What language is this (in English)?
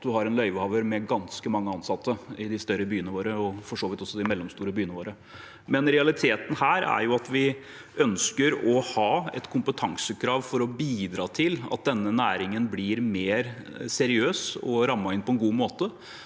Norwegian